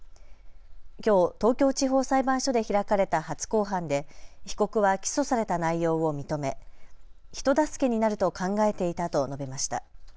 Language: Japanese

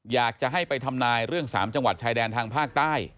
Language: Thai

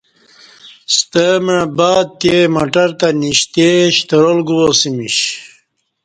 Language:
Kati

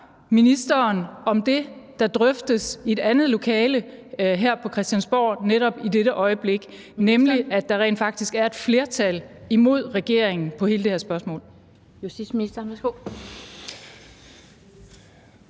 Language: Danish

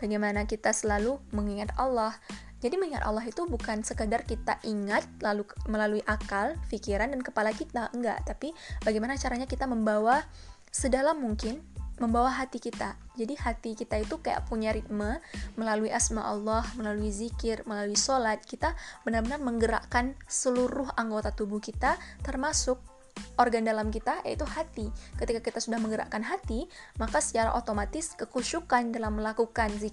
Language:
Indonesian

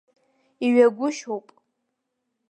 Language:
Abkhazian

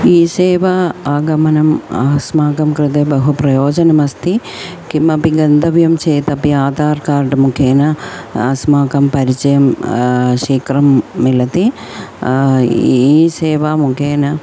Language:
Sanskrit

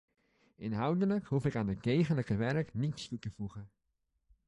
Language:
Dutch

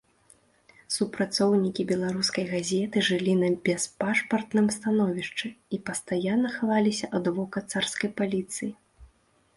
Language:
Belarusian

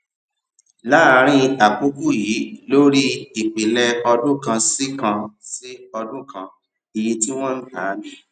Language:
Yoruba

